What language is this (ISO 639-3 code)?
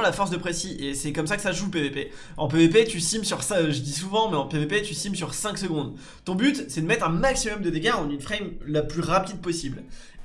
fra